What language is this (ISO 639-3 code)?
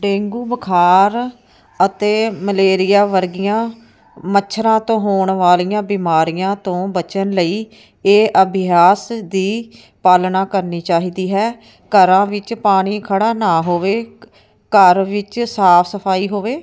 pan